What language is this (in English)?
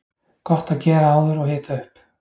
Icelandic